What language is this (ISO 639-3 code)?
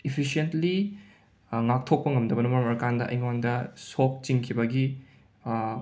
mni